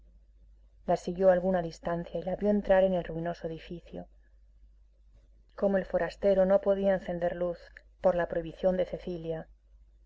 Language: Spanish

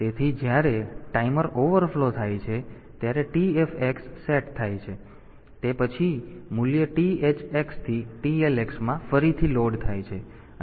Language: Gujarati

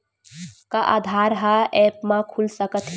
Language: Chhattisgarhi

